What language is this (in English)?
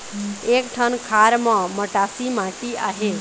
Chhattisgarhi